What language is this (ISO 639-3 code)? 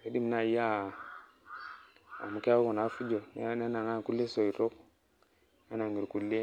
mas